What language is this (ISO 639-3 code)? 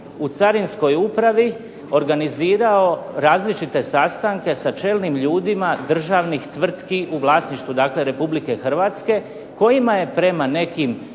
hrv